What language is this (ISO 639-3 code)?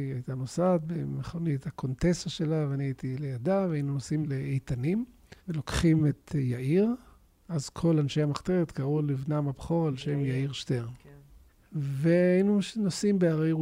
heb